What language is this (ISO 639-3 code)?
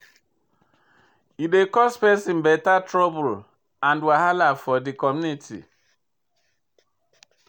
pcm